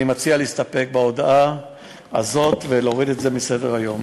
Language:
Hebrew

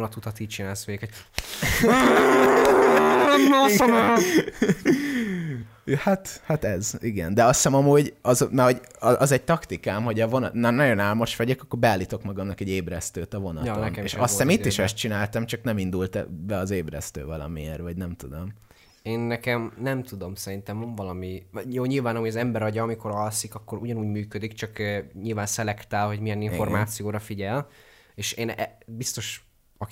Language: Hungarian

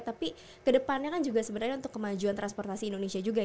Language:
Indonesian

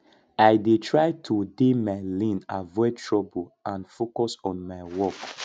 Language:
Nigerian Pidgin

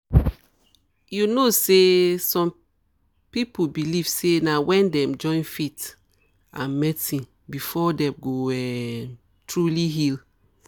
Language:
Nigerian Pidgin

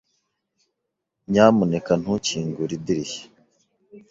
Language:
Kinyarwanda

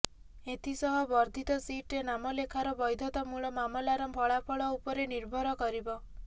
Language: Odia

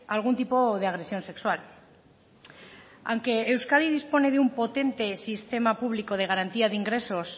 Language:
Spanish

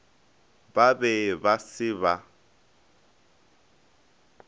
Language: Northern Sotho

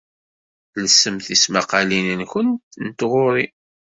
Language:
Kabyle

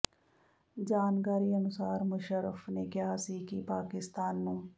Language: Punjabi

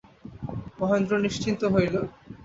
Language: Bangla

